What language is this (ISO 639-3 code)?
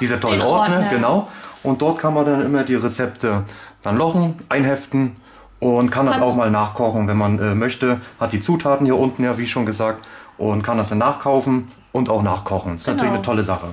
deu